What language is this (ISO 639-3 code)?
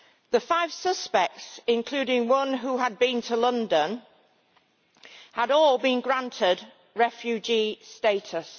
eng